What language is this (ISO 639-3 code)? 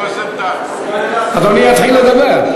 heb